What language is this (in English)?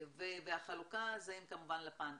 Hebrew